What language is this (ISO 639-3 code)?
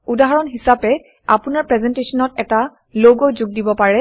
asm